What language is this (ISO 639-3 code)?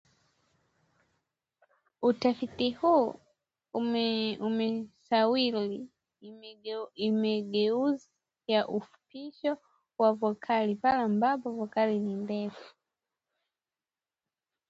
swa